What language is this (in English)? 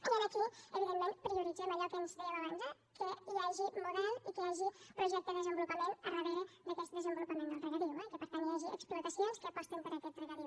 Catalan